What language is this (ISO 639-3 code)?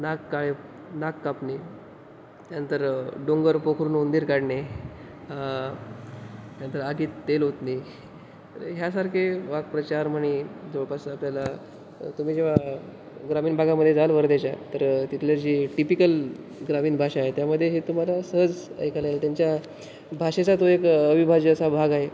mar